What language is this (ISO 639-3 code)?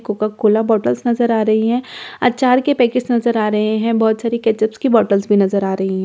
hin